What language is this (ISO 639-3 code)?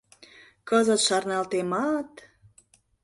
chm